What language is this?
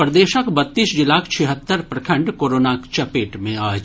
Maithili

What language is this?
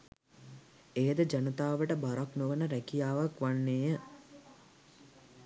Sinhala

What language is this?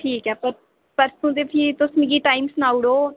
Dogri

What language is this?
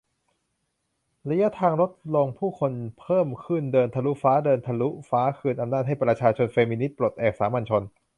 Thai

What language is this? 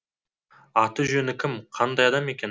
Kazakh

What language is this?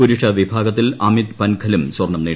Malayalam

